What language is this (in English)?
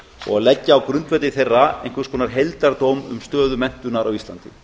Icelandic